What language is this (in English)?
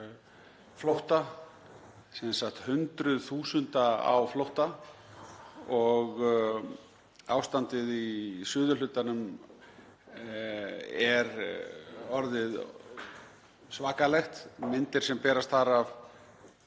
Icelandic